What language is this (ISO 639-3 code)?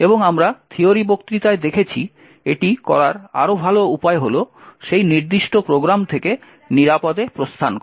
ben